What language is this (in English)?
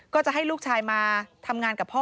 Thai